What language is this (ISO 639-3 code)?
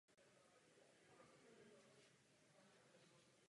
ces